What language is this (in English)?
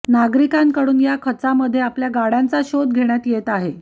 Marathi